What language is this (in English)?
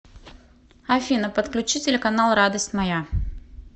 Russian